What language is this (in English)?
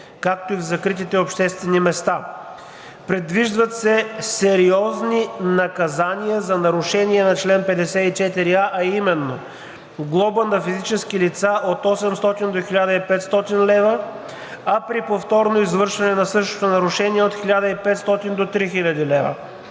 Bulgarian